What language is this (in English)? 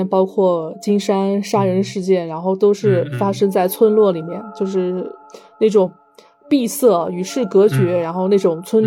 Chinese